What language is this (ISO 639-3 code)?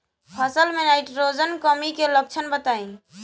bho